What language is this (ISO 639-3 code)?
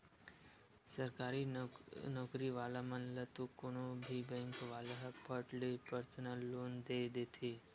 hne